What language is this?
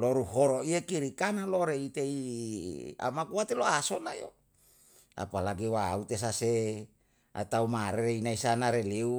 Yalahatan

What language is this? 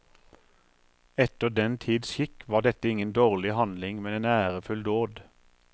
Norwegian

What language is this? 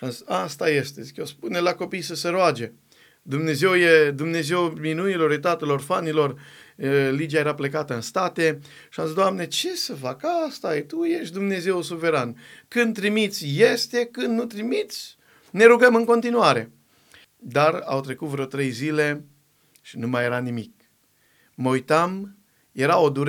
Romanian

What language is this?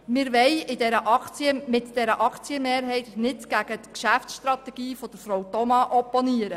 Swiss German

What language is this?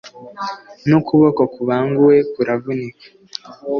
Kinyarwanda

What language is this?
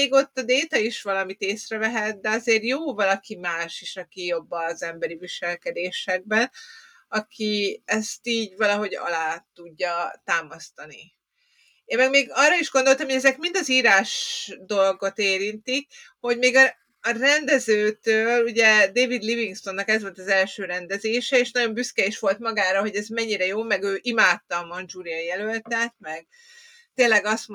Hungarian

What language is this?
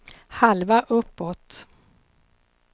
Swedish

